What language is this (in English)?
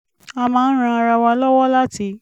Yoruba